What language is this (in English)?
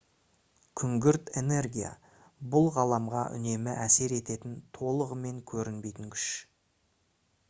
Kazakh